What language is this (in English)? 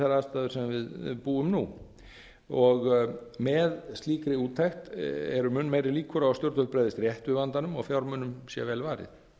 Icelandic